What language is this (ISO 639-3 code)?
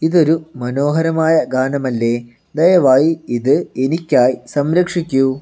mal